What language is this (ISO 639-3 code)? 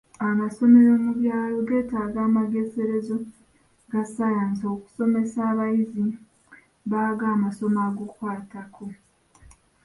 lug